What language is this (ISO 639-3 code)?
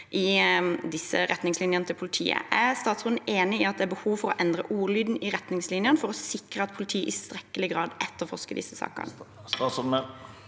nor